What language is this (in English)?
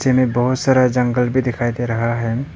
Hindi